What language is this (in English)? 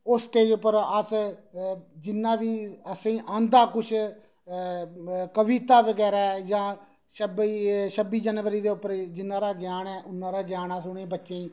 Dogri